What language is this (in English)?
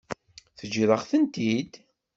Kabyle